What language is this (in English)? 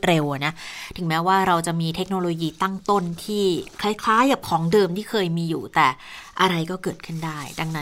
Thai